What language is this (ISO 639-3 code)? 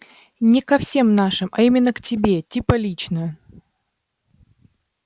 rus